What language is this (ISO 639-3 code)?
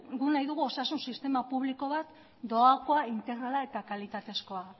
eus